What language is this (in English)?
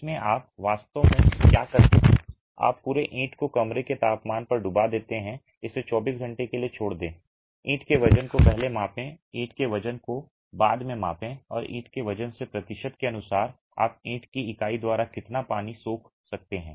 Hindi